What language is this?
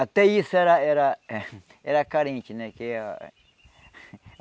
Portuguese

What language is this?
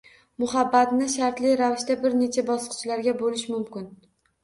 Uzbek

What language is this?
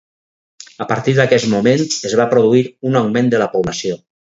Catalan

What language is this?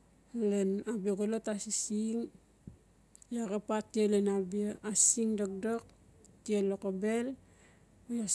Notsi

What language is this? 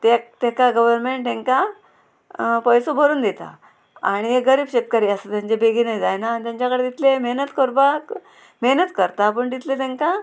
Konkani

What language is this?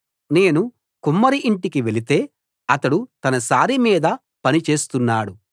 Telugu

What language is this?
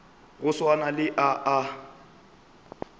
Northern Sotho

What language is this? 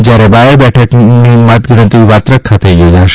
Gujarati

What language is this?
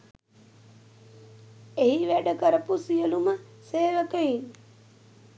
Sinhala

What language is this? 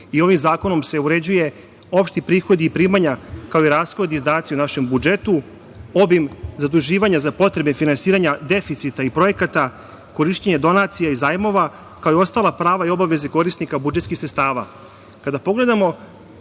Serbian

